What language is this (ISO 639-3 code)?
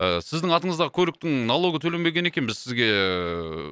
kaz